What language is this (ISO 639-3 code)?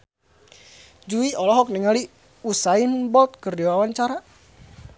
sun